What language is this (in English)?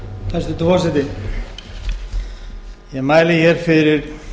Icelandic